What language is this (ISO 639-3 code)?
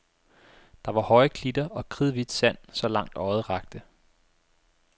dan